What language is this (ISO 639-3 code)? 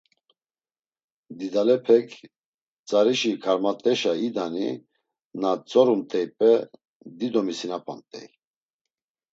lzz